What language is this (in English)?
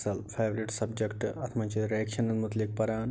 Kashmiri